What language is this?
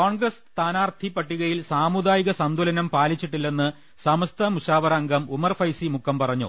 Malayalam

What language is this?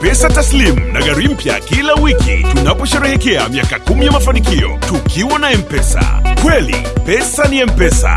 Swahili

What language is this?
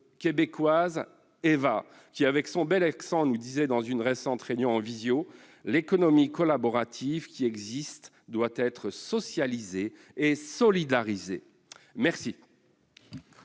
French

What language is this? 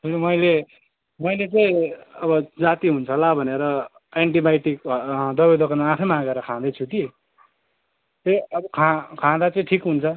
Nepali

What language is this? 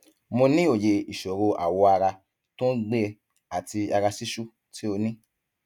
Yoruba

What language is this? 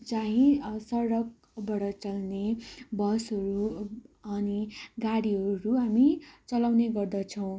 Nepali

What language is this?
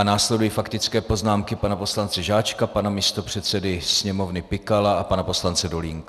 Czech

